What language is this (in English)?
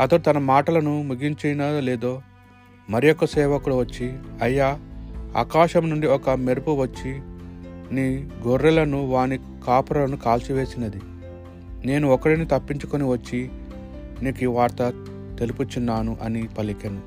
Telugu